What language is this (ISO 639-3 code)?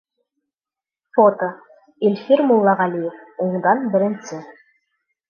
bak